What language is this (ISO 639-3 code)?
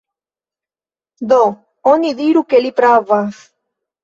epo